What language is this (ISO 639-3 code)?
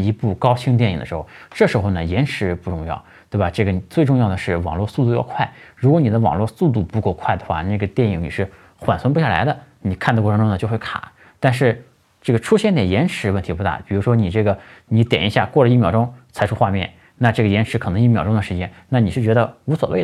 zho